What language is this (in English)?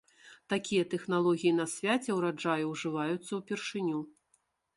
Belarusian